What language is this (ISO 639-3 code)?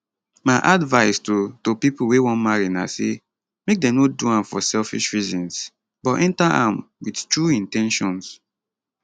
pcm